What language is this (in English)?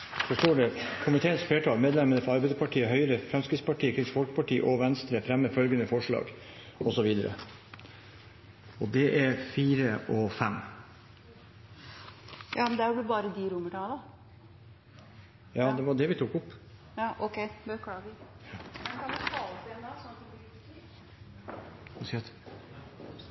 Norwegian